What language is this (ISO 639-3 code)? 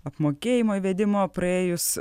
lit